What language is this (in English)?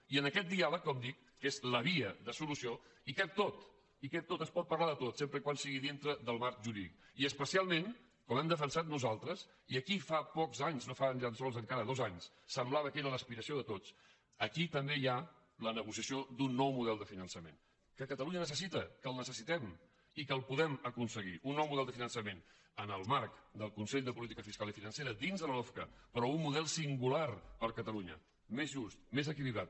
Catalan